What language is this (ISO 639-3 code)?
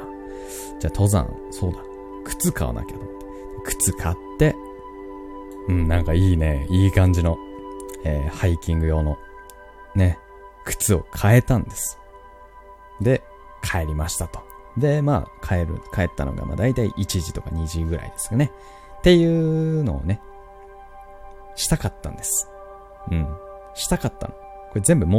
jpn